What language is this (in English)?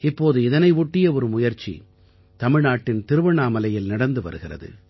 Tamil